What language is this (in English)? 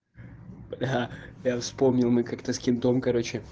Russian